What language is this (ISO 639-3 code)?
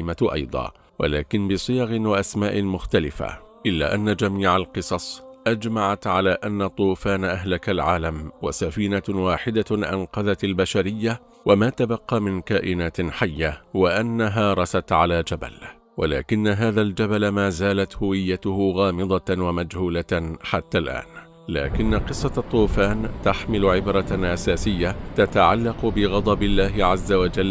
ara